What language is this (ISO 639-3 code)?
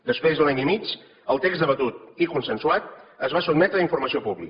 cat